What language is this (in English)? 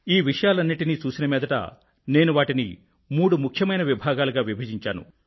Telugu